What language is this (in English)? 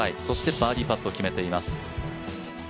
Japanese